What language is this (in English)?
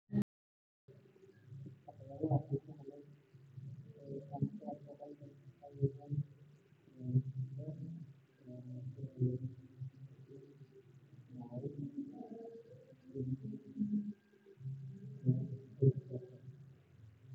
Somali